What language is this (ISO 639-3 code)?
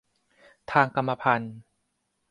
tha